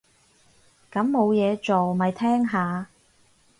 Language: Cantonese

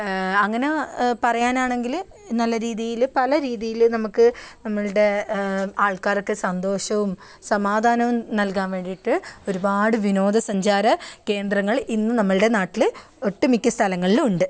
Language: Malayalam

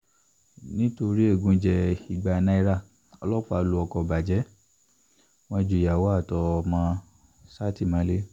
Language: Yoruba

